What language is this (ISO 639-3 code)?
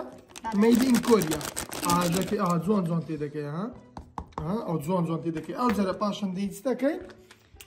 ara